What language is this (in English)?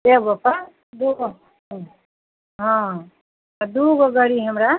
Maithili